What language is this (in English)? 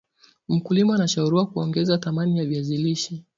Swahili